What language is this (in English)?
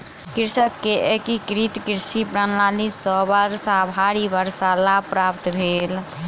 Maithili